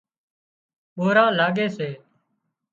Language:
Wadiyara Koli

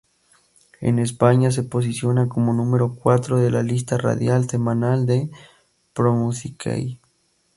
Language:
Spanish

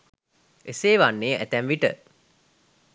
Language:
Sinhala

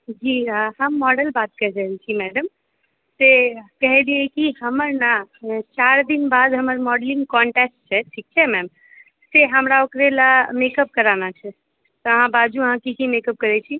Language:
Maithili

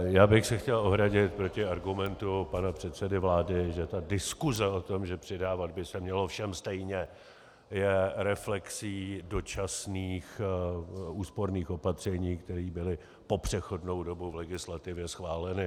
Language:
Czech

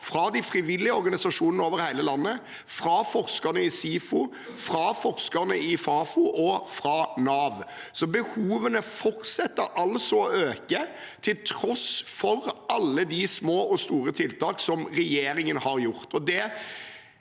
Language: Norwegian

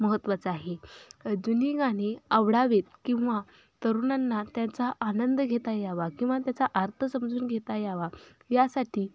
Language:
Marathi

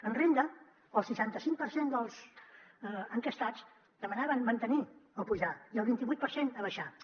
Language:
Catalan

